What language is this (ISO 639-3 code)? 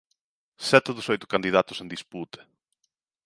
glg